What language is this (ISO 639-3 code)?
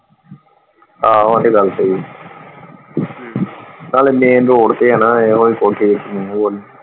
pan